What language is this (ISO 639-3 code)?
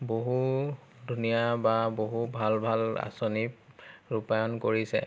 asm